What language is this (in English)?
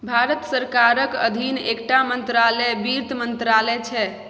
Maithili